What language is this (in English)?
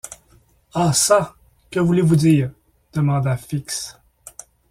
French